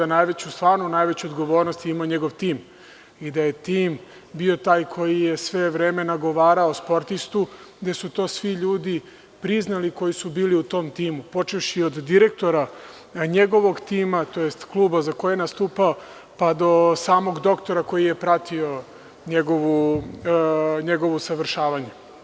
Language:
Serbian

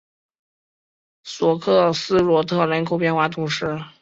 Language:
Chinese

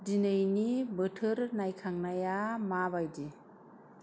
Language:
Bodo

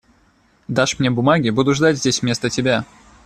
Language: Russian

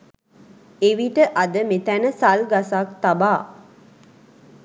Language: Sinhala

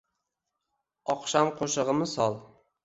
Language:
Uzbek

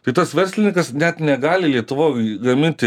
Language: Lithuanian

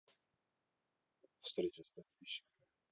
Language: Russian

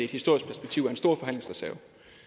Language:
Danish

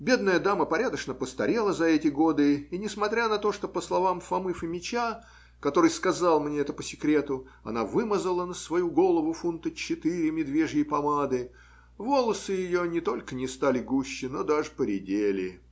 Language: Russian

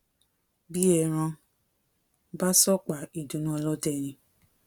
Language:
Yoruba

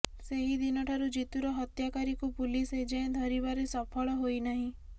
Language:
Odia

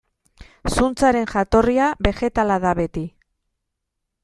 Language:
Basque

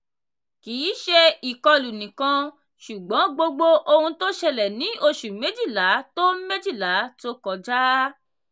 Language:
Yoruba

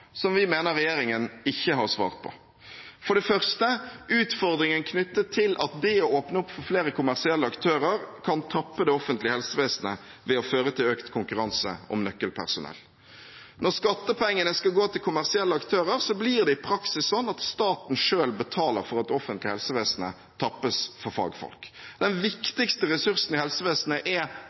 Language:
Norwegian Bokmål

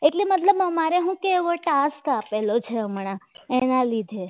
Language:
Gujarati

